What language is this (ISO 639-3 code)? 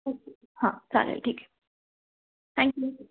mar